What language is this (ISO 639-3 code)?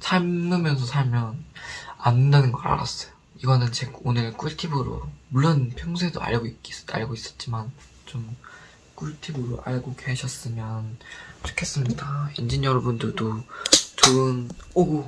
kor